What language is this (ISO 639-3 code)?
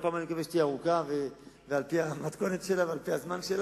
heb